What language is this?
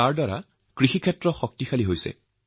Assamese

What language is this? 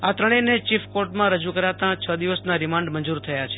Gujarati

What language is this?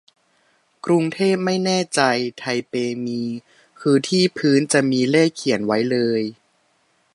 Thai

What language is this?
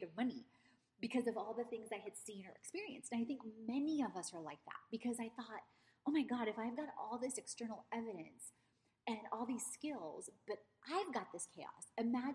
English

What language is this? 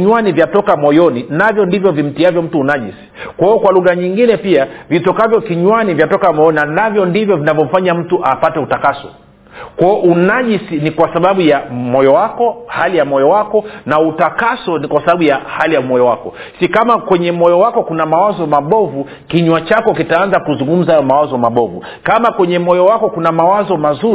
Swahili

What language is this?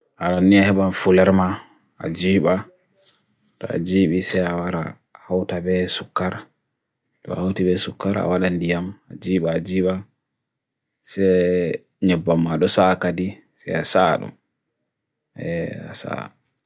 Bagirmi Fulfulde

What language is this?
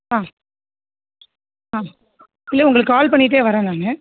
Tamil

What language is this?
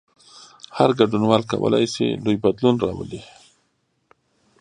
Pashto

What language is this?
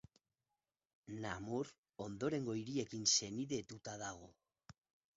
Basque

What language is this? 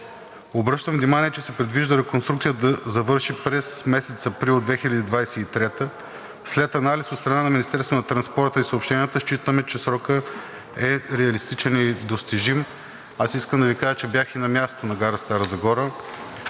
Bulgarian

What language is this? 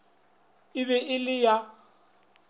Northern Sotho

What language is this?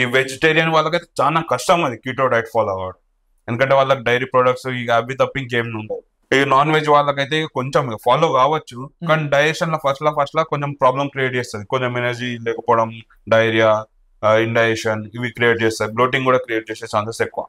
Telugu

